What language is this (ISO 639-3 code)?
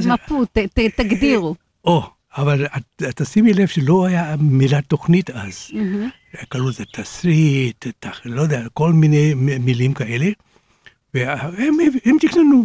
heb